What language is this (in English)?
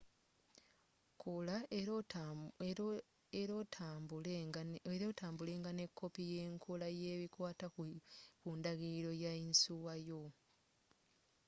Ganda